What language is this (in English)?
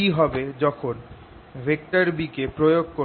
Bangla